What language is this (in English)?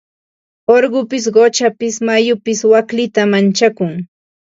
Ambo-Pasco Quechua